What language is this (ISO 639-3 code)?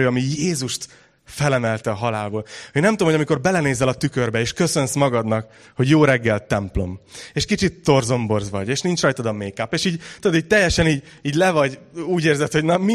hun